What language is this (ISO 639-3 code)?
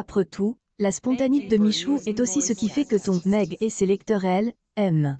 fra